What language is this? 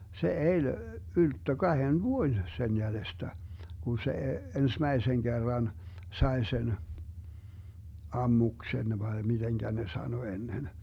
Finnish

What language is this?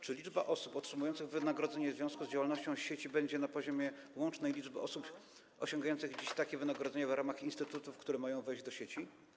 Polish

